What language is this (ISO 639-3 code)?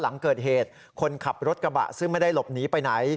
tha